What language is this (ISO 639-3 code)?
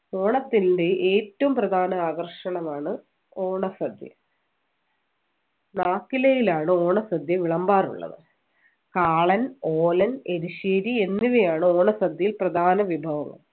mal